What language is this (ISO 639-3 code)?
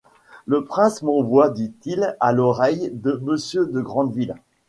fra